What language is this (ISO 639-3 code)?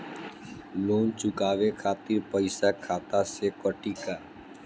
bho